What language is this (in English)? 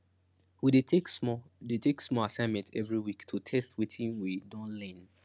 Nigerian Pidgin